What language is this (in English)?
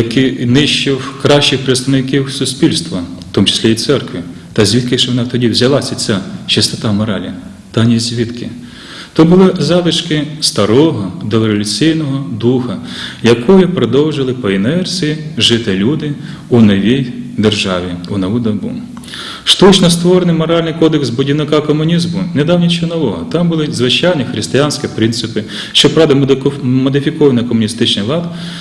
Ukrainian